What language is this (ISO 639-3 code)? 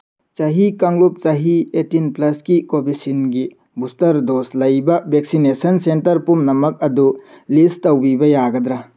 mni